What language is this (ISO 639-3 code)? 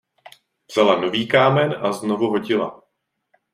ces